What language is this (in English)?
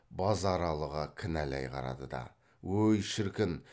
Kazakh